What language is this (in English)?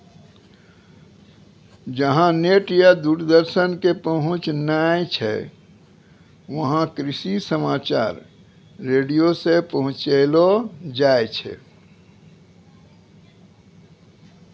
Maithili